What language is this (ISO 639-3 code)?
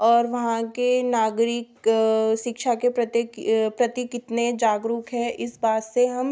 hin